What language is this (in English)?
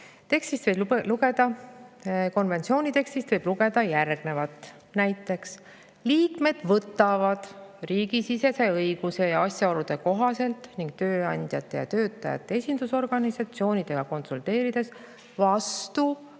Estonian